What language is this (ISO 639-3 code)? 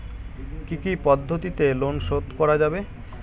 ben